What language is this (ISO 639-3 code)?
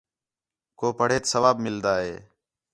xhe